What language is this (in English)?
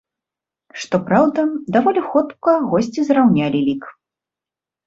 Belarusian